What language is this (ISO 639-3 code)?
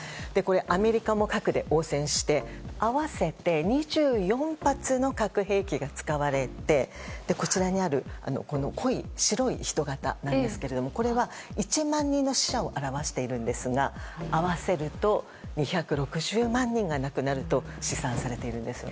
jpn